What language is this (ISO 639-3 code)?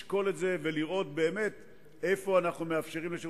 heb